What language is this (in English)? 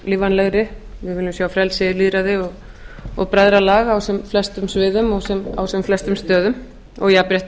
Icelandic